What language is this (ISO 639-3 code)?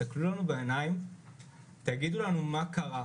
heb